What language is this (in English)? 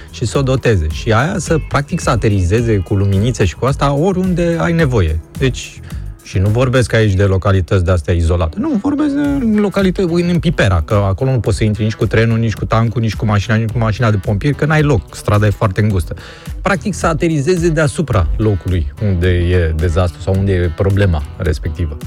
Romanian